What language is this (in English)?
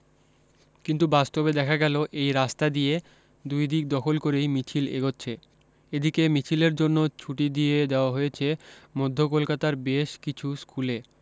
Bangla